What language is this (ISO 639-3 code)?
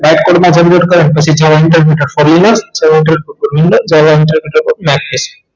guj